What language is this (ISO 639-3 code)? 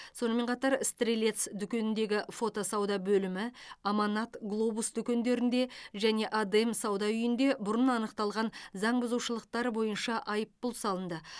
kaz